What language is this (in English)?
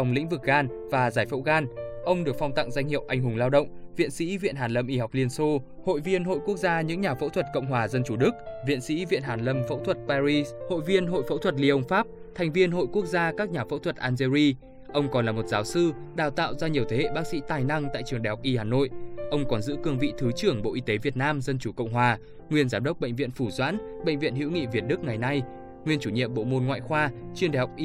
Vietnamese